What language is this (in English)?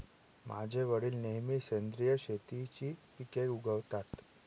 Marathi